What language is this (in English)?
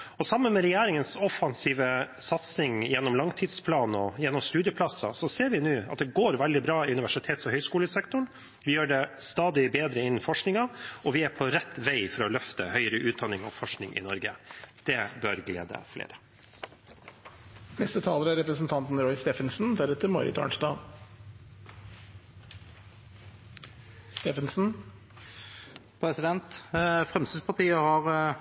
Norwegian Bokmål